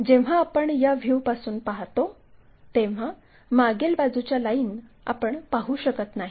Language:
Marathi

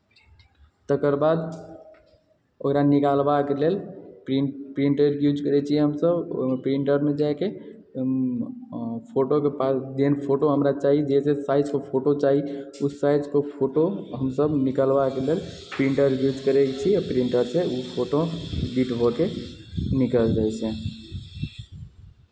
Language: Maithili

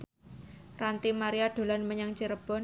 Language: Javanese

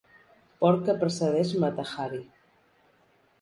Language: Catalan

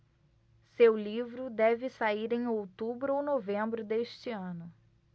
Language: Portuguese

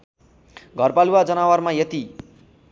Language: Nepali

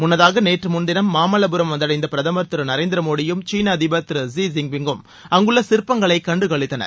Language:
Tamil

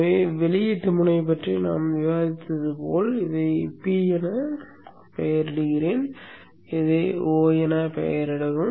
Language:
Tamil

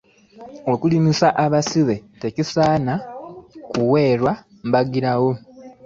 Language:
Ganda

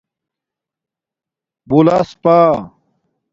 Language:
Domaaki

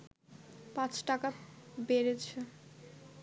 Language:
Bangla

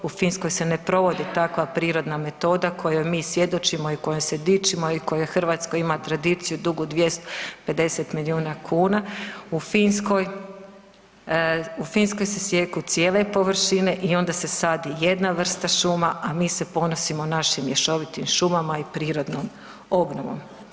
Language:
Croatian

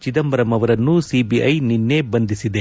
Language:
Kannada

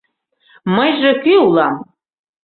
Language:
Mari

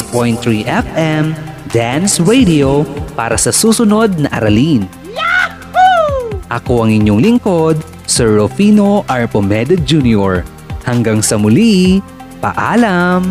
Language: Filipino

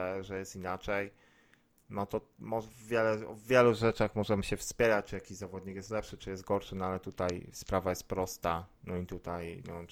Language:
Polish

